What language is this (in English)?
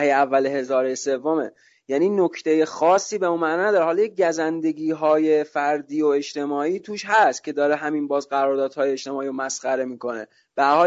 Persian